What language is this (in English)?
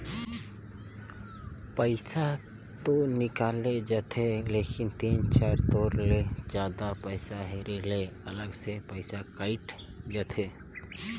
Chhattisgarhi